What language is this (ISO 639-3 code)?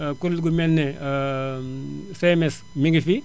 wol